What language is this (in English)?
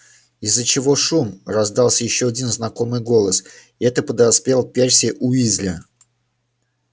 Russian